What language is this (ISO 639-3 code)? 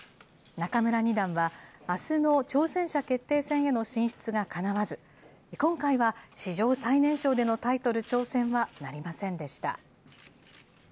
jpn